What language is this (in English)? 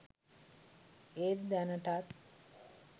Sinhala